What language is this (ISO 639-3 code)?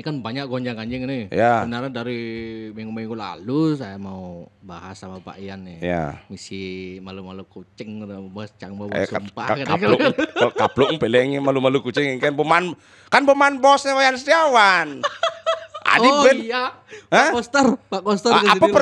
ind